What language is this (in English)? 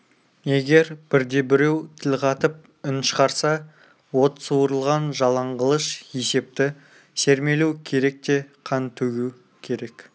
Kazakh